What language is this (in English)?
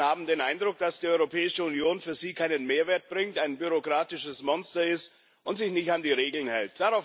German